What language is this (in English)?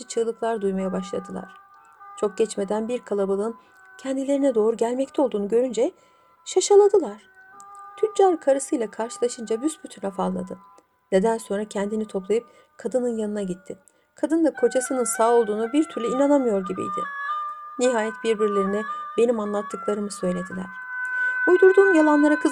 Turkish